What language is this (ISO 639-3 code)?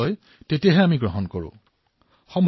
asm